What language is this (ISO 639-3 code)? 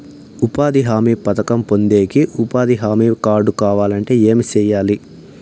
tel